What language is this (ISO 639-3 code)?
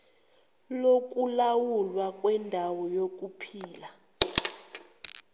zul